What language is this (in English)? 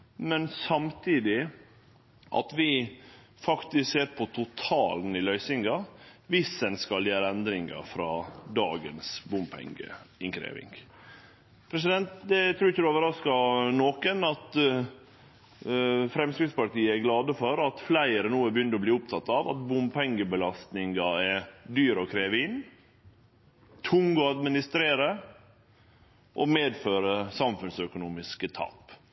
Norwegian Nynorsk